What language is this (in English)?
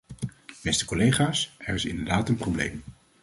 Dutch